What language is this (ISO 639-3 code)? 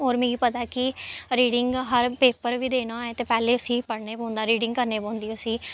doi